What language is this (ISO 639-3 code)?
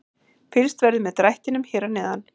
isl